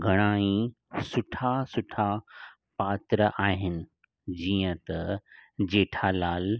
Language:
Sindhi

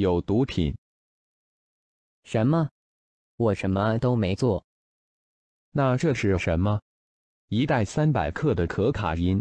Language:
Thai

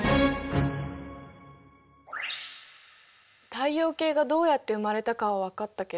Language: Japanese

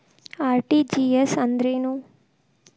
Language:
Kannada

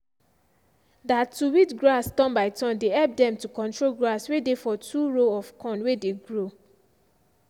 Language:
Nigerian Pidgin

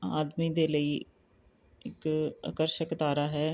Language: Punjabi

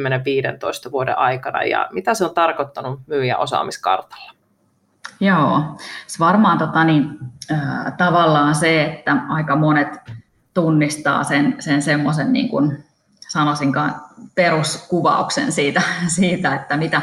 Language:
Finnish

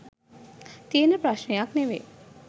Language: Sinhala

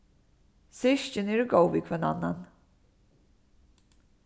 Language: Faroese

